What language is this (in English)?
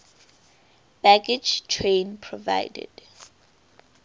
English